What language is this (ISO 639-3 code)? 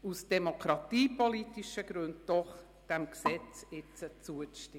gsw